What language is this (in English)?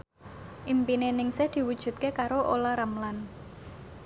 Javanese